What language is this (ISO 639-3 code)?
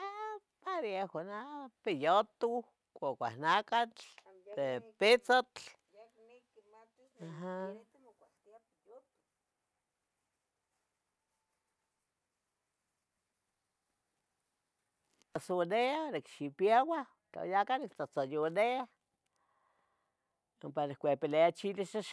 nhg